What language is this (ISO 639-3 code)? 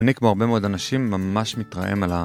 heb